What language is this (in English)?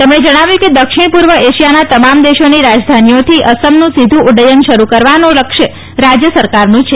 Gujarati